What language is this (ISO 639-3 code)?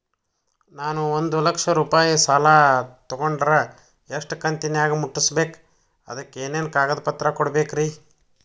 kan